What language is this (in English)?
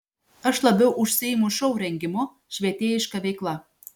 Lithuanian